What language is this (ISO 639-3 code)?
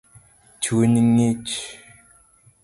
luo